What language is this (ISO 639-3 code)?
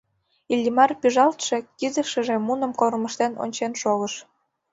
chm